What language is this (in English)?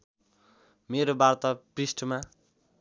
Nepali